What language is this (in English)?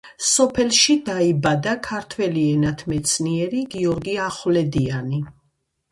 Georgian